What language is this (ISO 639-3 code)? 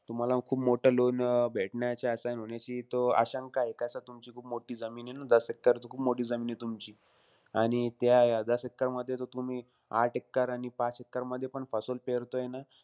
mar